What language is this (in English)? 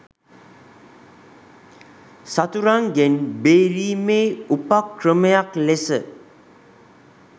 Sinhala